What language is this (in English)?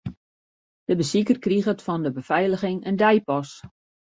Western Frisian